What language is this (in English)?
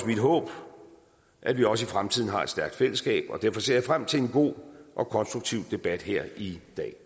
Danish